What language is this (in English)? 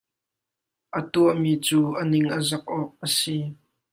Hakha Chin